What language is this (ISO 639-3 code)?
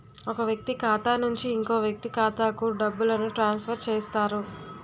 tel